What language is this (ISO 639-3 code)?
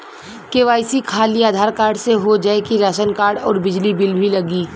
bho